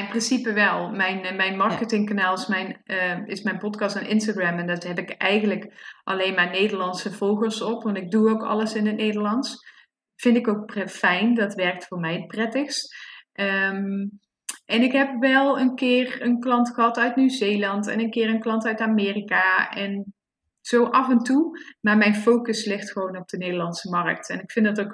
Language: Dutch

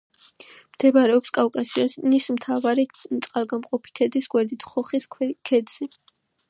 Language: Georgian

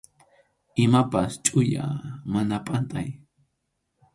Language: Arequipa-La Unión Quechua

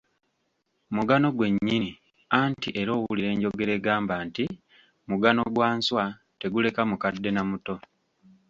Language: Ganda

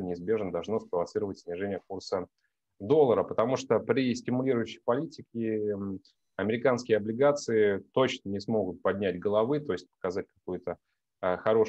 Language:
Russian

